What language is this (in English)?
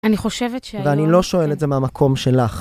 Hebrew